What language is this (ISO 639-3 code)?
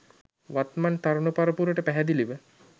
sin